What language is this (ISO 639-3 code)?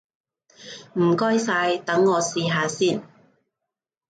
yue